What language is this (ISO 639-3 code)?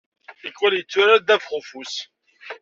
kab